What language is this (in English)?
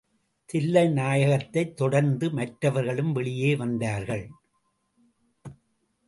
Tamil